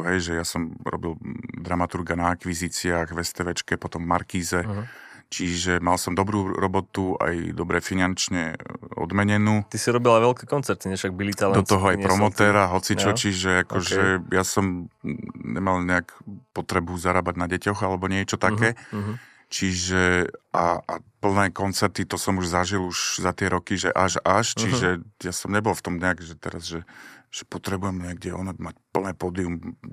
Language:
Slovak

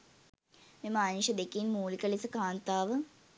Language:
Sinhala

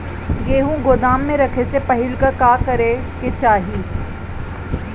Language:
Bhojpuri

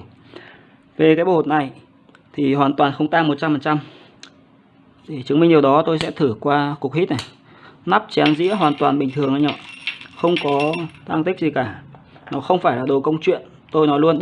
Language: Vietnamese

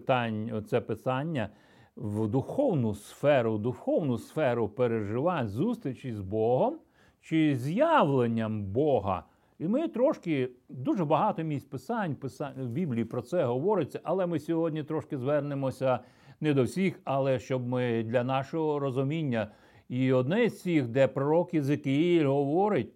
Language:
Ukrainian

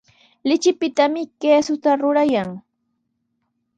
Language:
Sihuas Ancash Quechua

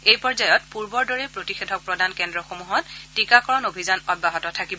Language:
Assamese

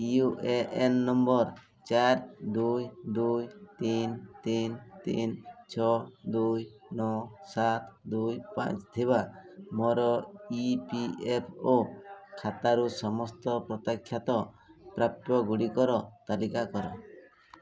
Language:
Odia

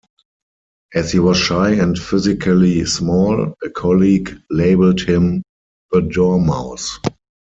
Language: English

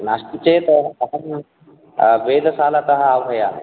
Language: Sanskrit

